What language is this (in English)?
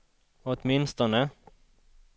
Swedish